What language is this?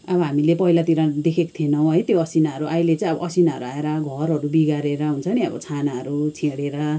Nepali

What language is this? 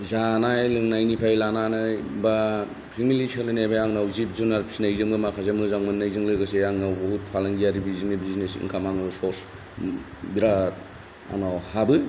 Bodo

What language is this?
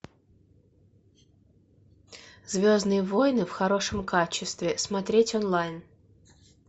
Russian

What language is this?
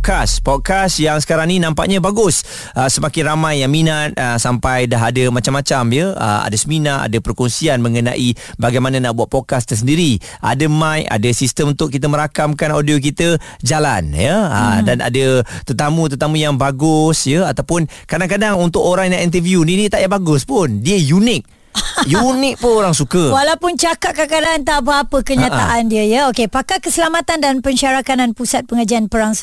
Malay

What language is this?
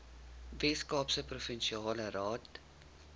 Afrikaans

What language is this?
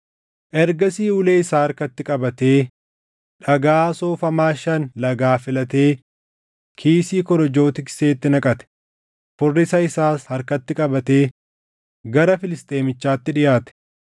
Oromo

